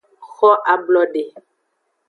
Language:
Aja (Benin)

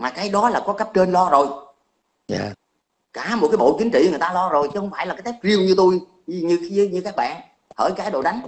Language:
Vietnamese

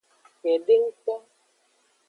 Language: Aja (Benin)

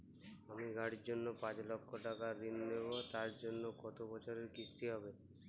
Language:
Bangla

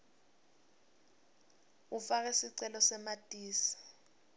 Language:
Swati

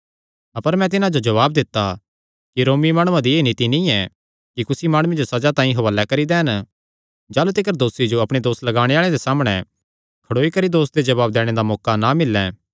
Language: Kangri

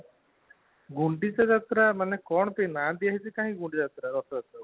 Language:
Odia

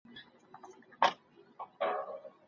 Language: Pashto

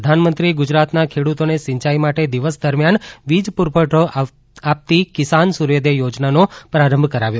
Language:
Gujarati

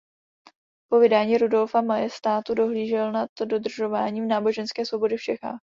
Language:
Czech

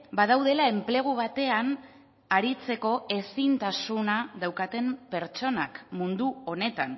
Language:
Basque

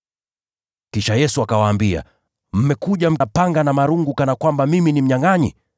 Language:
Swahili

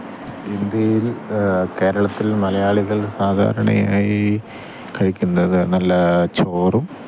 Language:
Malayalam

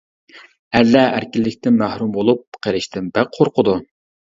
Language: Uyghur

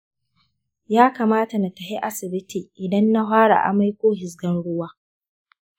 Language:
Hausa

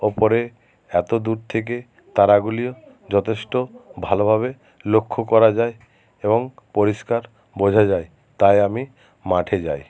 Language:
Bangla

